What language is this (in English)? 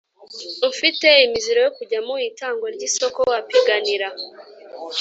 Kinyarwanda